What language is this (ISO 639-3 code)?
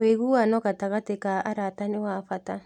kik